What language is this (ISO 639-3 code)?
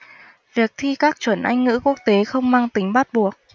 vie